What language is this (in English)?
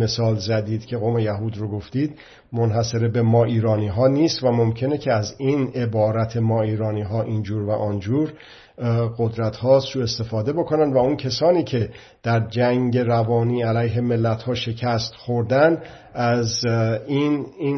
Persian